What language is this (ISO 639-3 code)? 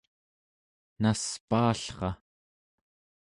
esu